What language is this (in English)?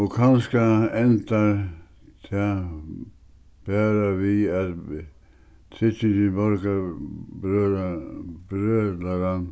Faroese